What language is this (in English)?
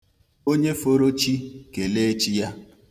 Igbo